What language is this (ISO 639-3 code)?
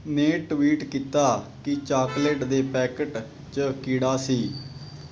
pan